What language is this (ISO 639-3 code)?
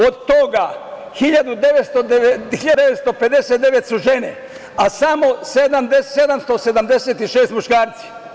srp